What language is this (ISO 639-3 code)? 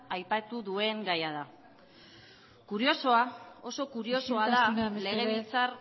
eus